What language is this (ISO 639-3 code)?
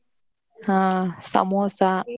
kan